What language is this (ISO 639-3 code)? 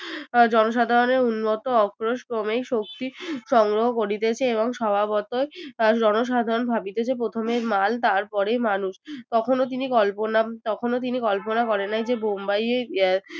ben